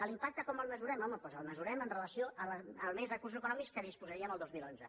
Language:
Catalan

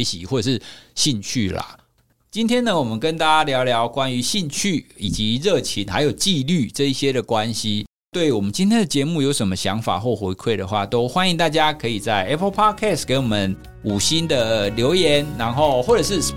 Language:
Chinese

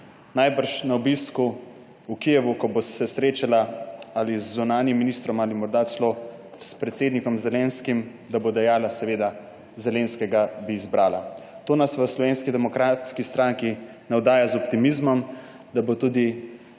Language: Slovenian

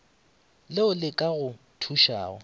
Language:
Northern Sotho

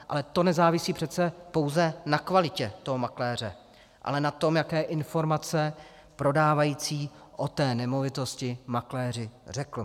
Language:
Czech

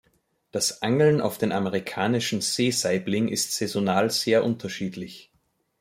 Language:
German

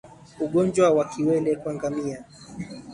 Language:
Swahili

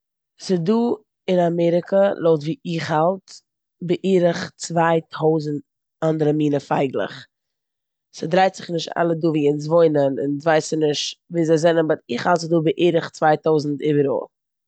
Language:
Yiddish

